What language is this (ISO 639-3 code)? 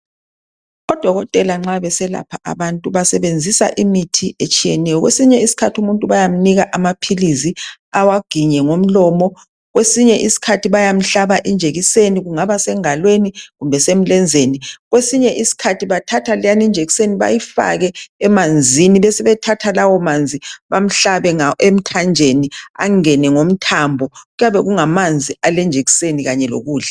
nde